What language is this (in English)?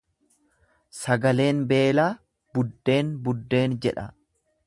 Oromo